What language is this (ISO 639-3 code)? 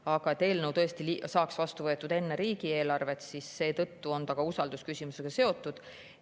est